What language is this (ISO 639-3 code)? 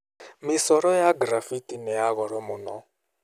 kik